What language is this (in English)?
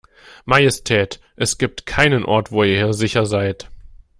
German